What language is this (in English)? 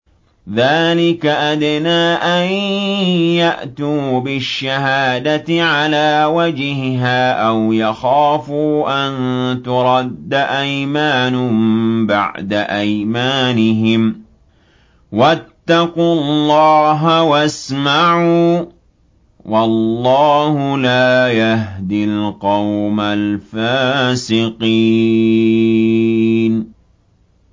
Arabic